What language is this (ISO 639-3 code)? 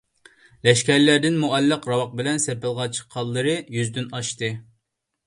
uig